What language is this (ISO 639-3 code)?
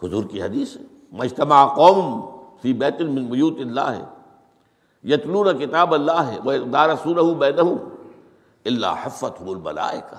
urd